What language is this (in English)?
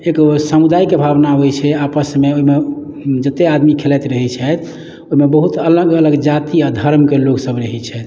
Maithili